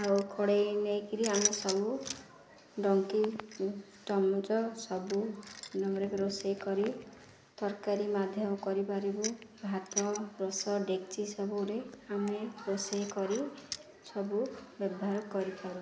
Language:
Odia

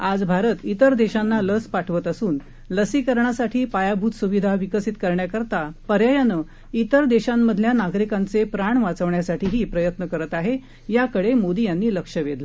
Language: Marathi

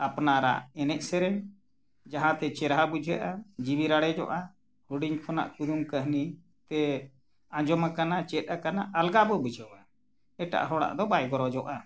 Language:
Santali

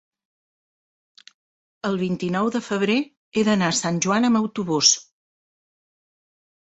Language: Catalan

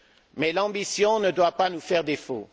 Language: French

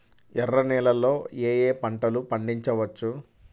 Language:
Telugu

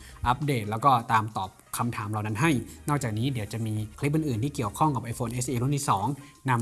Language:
Thai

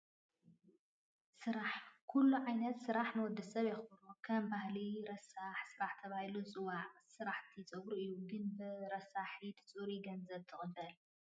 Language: Tigrinya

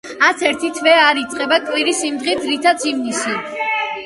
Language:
Georgian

